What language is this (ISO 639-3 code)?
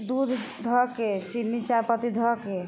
mai